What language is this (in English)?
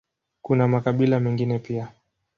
Swahili